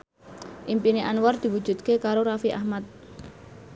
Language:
Javanese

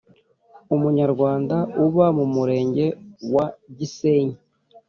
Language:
Kinyarwanda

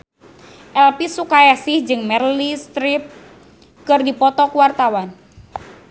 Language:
Sundanese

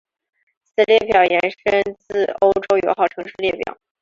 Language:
Chinese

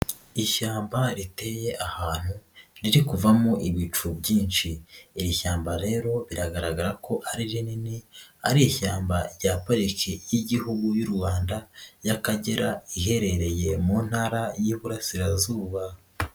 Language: Kinyarwanda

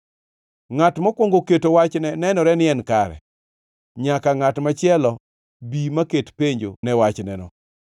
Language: Luo (Kenya and Tanzania)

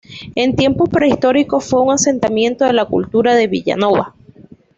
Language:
Spanish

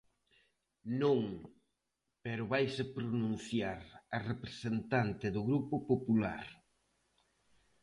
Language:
Galician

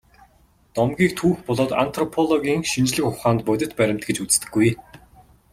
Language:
Mongolian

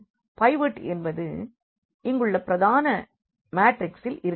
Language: Tamil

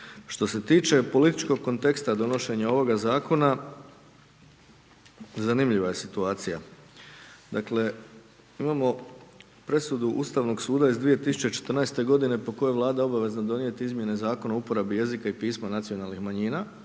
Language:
Croatian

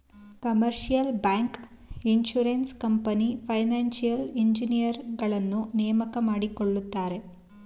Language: Kannada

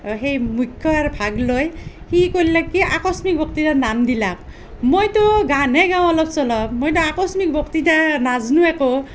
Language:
Assamese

